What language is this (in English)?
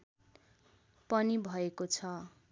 Nepali